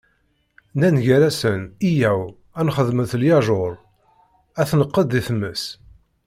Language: Kabyle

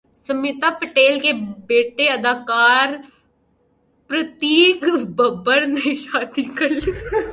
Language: Urdu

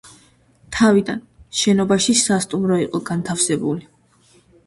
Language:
Georgian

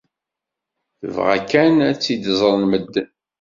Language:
Kabyle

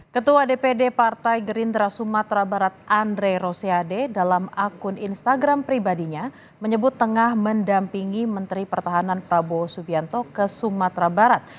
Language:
Indonesian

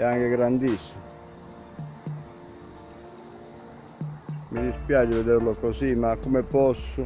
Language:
Italian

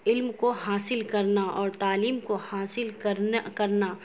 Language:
Urdu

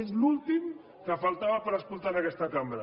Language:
Catalan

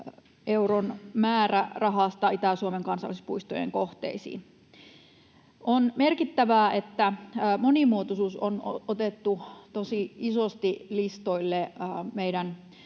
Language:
Finnish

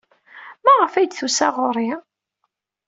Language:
Kabyle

